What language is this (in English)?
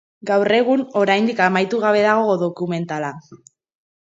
Basque